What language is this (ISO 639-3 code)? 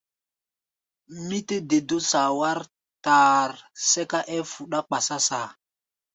gba